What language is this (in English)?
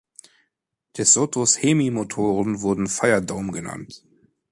German